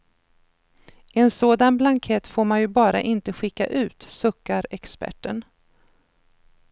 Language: Swedish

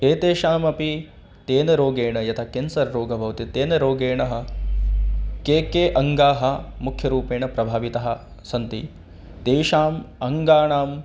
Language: Sanskrit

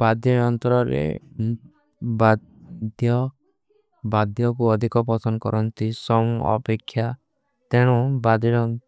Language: Kui (India)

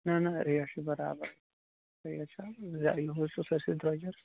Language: Kashmiri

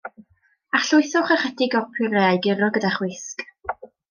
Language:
Welsh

